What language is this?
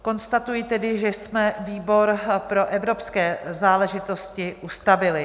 Czech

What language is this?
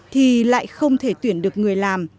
Vietnamese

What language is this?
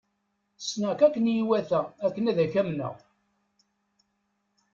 Kabyle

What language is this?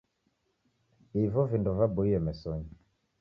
Taita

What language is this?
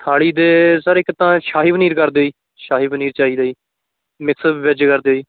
Punjabi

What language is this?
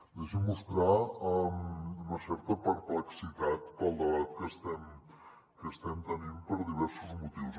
Catalan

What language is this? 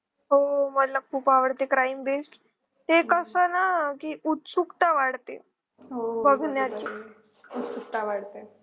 Marathi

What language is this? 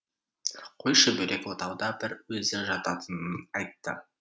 Kazakh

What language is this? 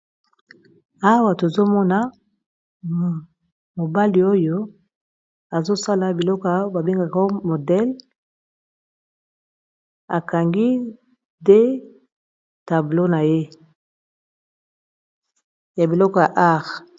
Lingala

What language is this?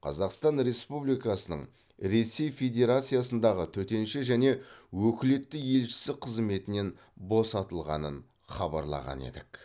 Kazakh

